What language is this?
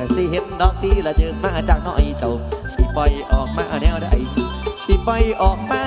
Thai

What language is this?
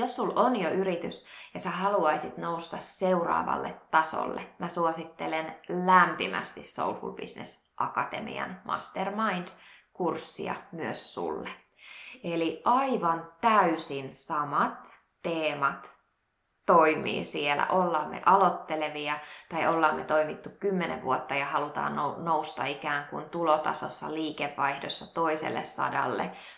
Finnish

